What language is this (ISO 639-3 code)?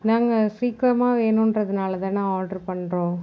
tam